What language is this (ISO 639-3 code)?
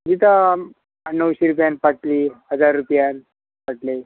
kok